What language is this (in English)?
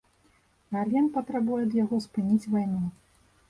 Belarusian